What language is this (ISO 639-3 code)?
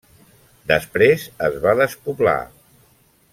cat